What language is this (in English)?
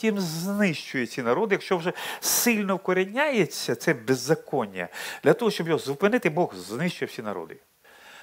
Ukrainian